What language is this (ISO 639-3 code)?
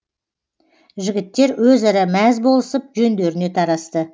kaz